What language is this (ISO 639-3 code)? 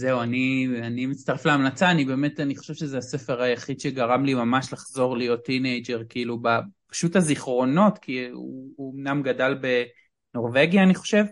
heb